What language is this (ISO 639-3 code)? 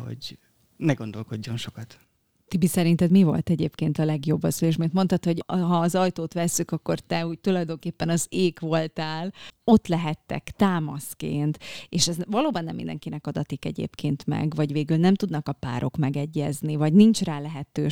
hun